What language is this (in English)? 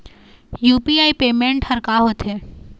Chhattisgarhi